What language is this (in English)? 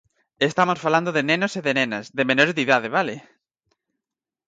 Galician